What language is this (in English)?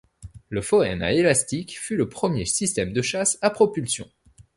French